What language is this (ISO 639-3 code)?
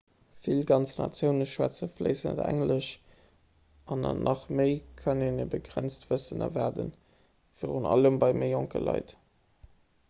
ltz